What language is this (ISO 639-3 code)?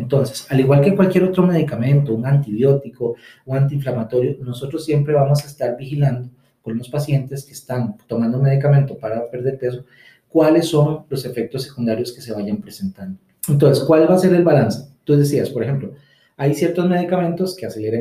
spa